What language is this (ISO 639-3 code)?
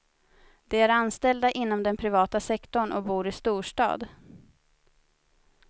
swe